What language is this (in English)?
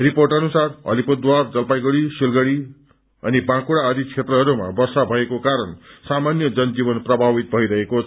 Nepali